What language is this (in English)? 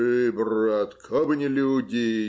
Russian